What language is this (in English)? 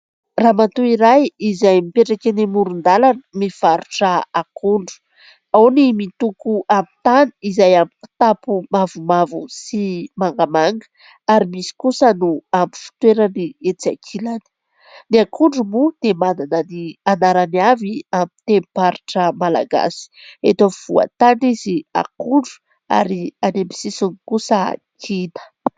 Malagasy